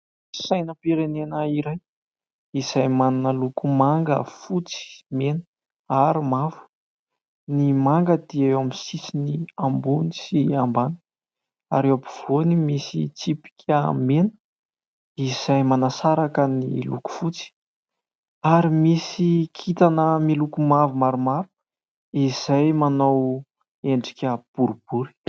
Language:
Malagasy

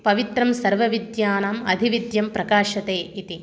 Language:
Sanskrit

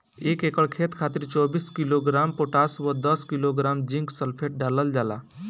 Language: Bhojpuri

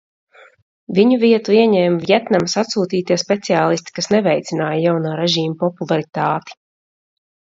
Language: Latvian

